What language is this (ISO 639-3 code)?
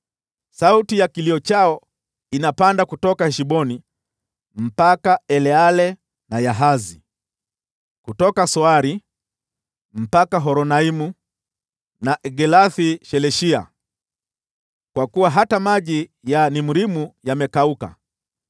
swa